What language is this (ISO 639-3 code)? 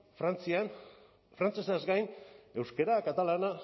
eus